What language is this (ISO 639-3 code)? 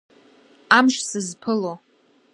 abk